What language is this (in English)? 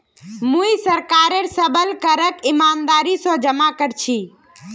Magahi